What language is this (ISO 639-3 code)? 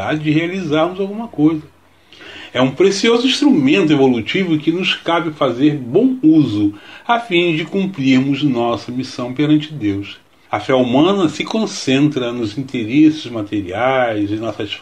por